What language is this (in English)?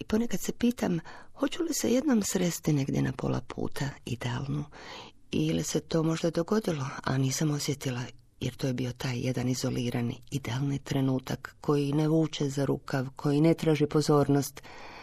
Croatian